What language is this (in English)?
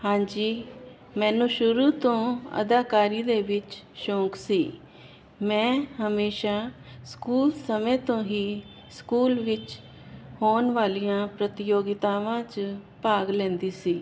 Punjabi